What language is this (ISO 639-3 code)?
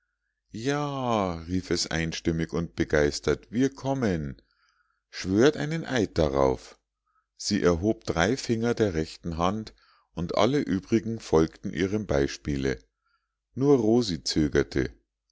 deu